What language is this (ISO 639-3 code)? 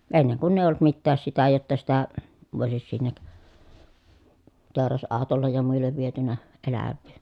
fin